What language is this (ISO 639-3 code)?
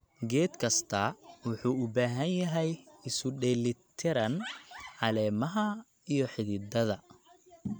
som